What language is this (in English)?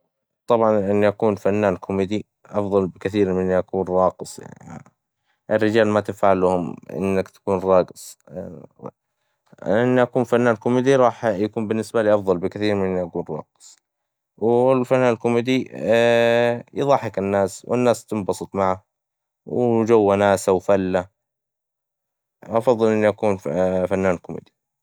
Hijazi Arabic